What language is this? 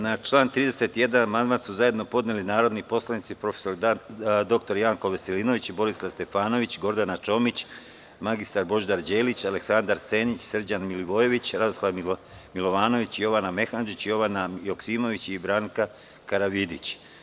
Serbian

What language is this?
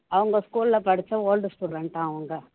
Tamil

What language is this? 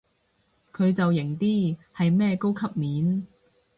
Cantonese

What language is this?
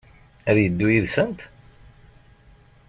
Kabyle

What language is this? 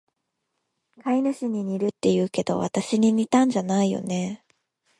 Japanese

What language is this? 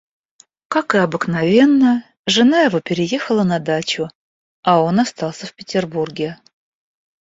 Russian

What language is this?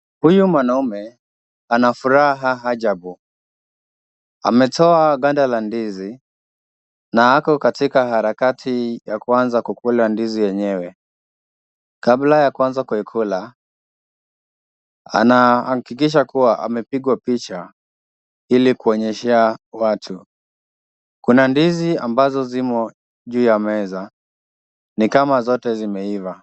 Swahili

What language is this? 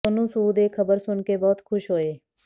Punjabi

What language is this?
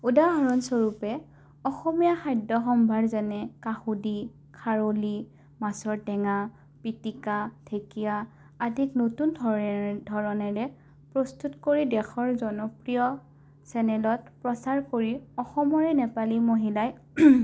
Assamese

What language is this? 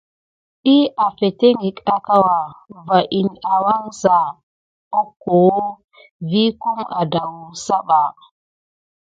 Gidar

